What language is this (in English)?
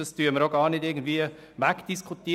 Swiss German